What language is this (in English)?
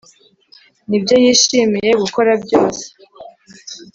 Kinyarwanda